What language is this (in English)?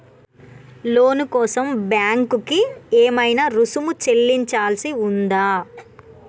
Telugu